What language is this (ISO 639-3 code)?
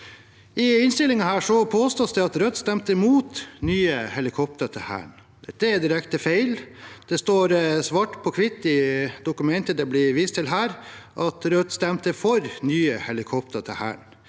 nor